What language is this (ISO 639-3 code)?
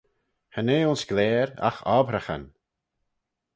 glv